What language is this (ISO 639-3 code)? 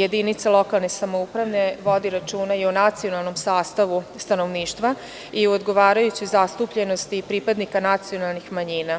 srp